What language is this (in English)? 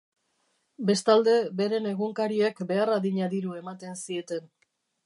Basque